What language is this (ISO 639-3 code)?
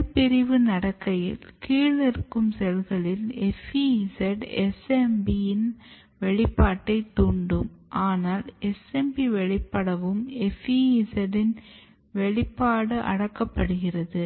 tam